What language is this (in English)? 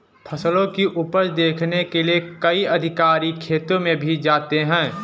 Hindi